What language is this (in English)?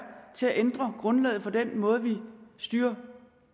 Danish